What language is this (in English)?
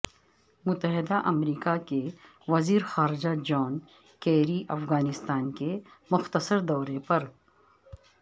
Urdu